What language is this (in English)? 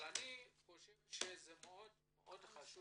Hebrew